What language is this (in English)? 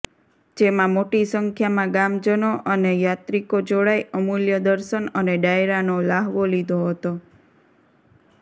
Gujarati